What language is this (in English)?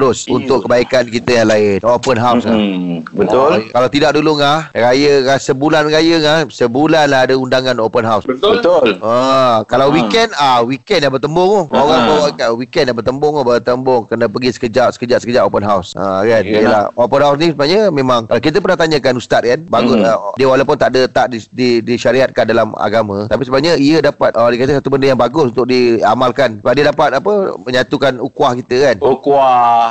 Malay